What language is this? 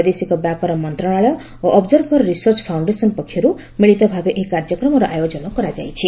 Odia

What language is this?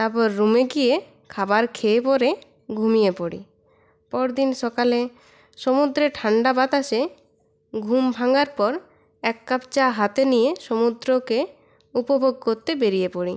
Bangla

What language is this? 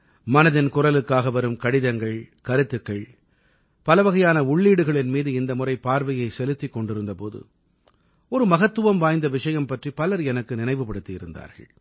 Tamil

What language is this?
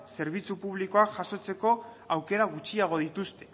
Basque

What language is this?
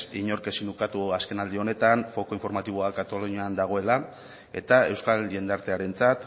Basque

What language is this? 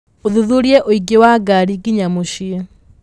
Kikuyu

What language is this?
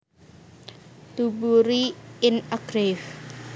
Javanese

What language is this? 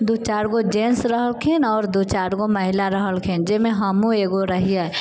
Maithili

